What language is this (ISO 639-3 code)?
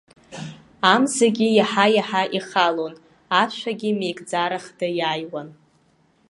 abk